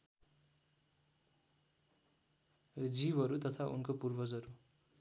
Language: Nepali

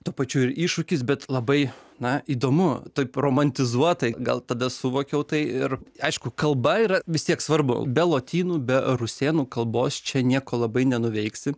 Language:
Lithuanian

